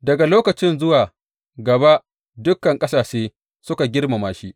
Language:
Hausa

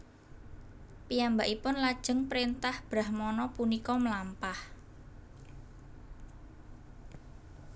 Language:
Javanese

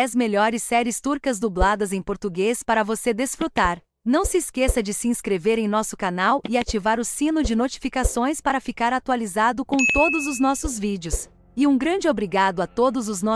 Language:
Portuguese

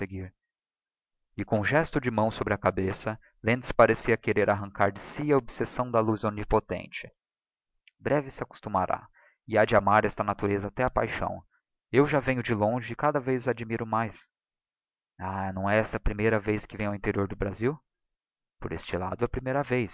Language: Portuguese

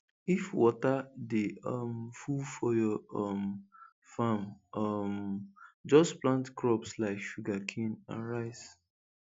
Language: Nigerian Pidgin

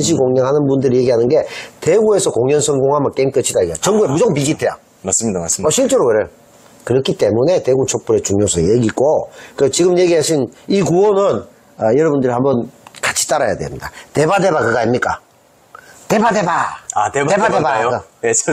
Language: Korean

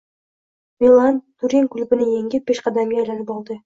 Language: Uzbek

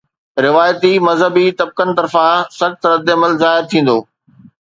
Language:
Sindhi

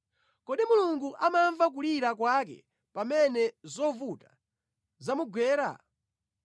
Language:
Nyanja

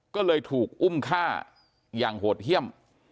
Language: Thai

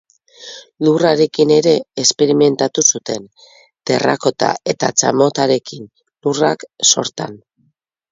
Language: Basque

